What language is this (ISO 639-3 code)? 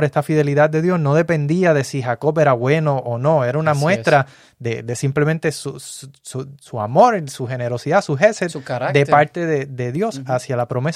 spa